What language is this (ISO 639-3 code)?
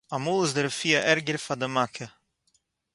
yid